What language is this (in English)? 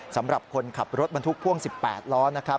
Thai